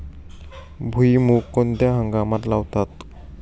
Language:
Marathi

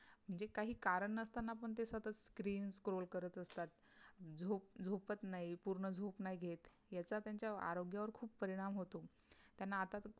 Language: Marathi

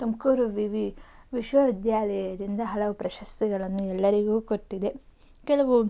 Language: Kannada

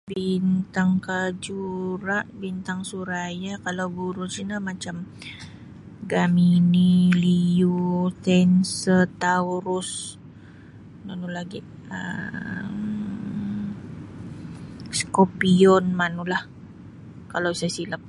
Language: Sabah Bisaya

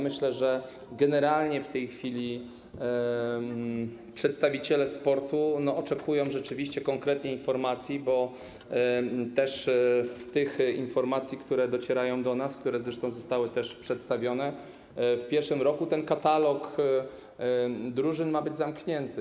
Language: Polish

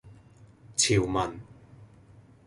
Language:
Cantonese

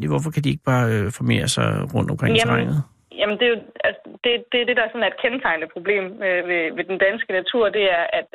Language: Danish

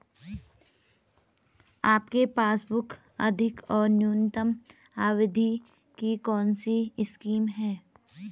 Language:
Hindi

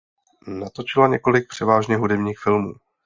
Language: Czech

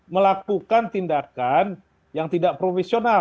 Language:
Indonesian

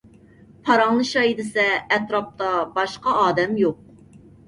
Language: Uyghur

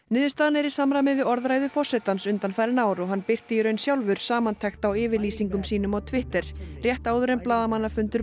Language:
Icelandic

